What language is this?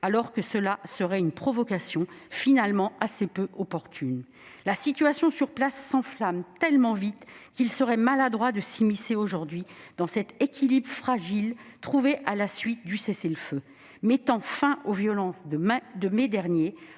French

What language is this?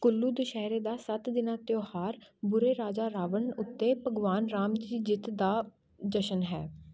Punjabi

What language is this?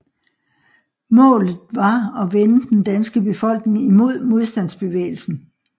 Danish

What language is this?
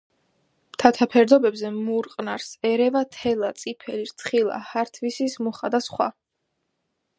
Georgian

